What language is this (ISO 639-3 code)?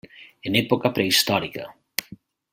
cat